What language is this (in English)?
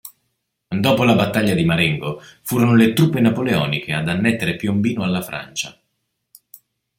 Italian